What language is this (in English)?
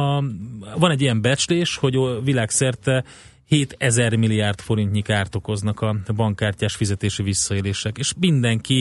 Hungarian